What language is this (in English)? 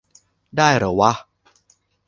Thai